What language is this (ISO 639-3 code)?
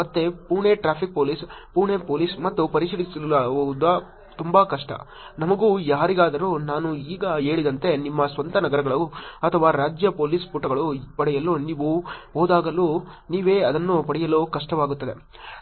kan